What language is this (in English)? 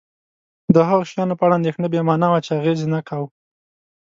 Pashto